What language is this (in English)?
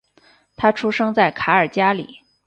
Chinese